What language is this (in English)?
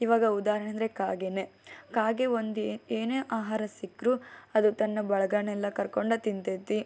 Kannada